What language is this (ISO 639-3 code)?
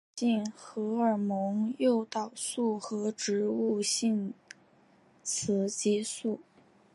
zho